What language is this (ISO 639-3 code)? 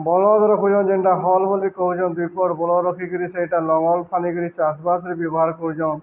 ori